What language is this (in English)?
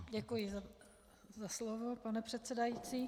Czech